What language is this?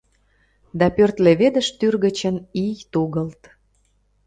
Mari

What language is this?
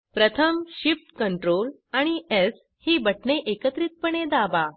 Marathi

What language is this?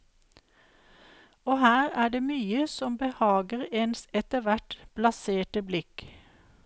Norwegian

